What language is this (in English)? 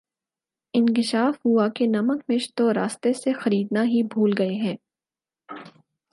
Urdu